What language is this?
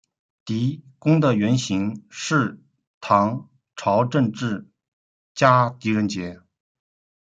Chinese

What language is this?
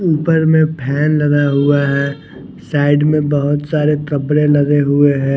Hindi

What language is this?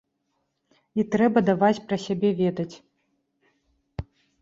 Belarusian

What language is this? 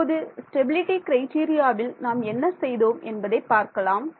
Tamil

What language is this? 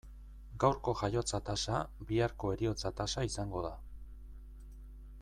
Basque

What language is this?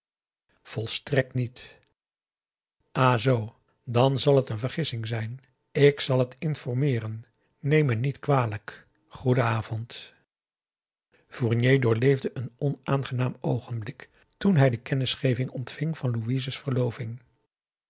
Dutch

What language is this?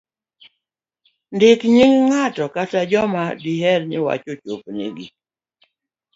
Luo (Kenya and Tanzania)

